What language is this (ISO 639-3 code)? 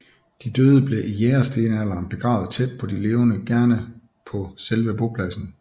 dan